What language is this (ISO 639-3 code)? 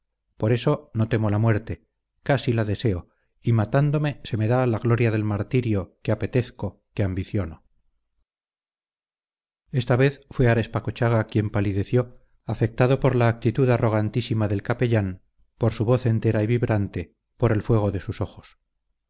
spa